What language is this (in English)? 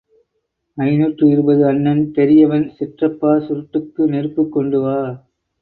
Tamil